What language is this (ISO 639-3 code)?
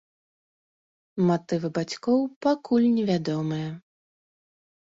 bel